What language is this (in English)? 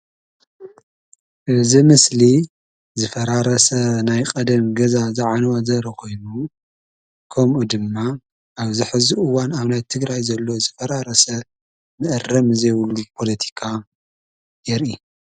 Tigrinya